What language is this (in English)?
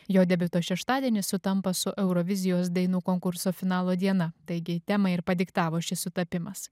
Lithuanian